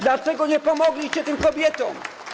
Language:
Polish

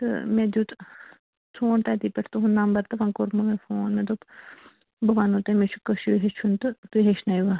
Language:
Kashmiri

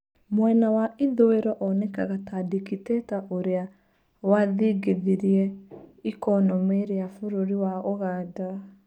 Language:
Kikuyu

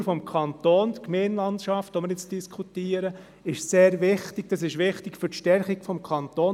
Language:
Swiss German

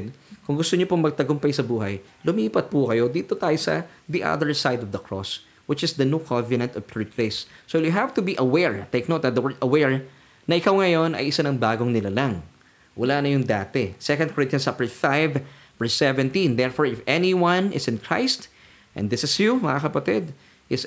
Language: Filipino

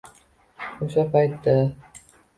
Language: Uzbek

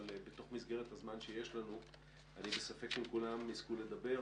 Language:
Hebrew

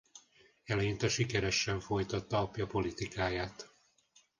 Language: Hungarian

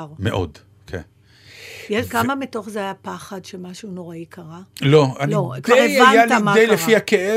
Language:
Hebrew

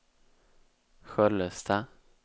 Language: Swedish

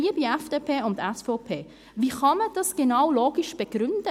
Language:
Swiss German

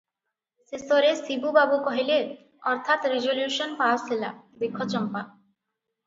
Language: Odia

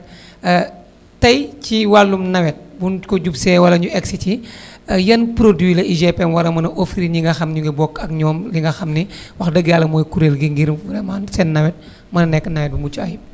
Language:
Wolof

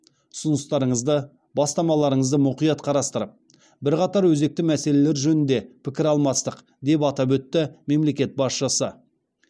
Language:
Kazakh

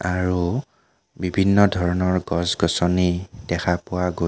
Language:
Assamese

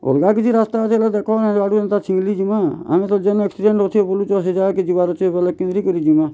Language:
Odia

